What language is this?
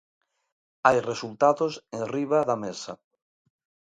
Galician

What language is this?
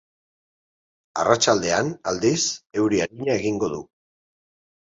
Basque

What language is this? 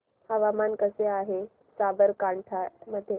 Marathi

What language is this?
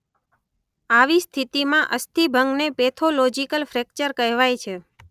Gujarati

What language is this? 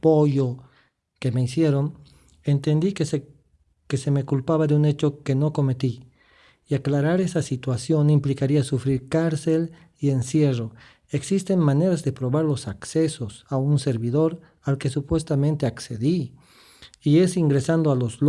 Spanish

